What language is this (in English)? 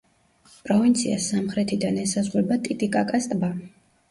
Georgian